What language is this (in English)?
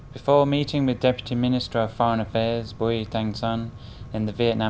Vietnamese